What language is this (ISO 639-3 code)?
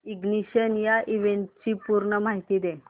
mar